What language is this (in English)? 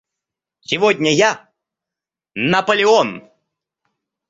Russian